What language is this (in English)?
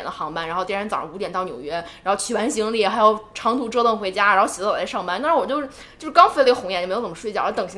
Chinese